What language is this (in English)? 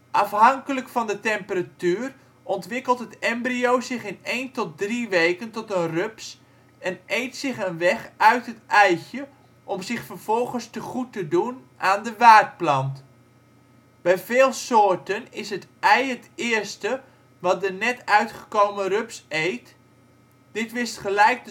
Dutch